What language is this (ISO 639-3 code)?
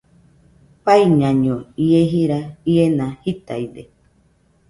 hux